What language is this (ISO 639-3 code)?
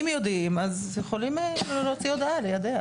heb